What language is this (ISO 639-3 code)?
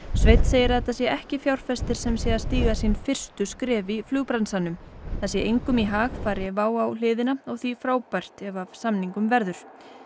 isl